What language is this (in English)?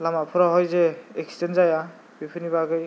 Bodo